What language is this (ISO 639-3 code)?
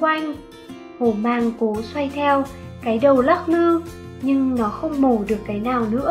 vie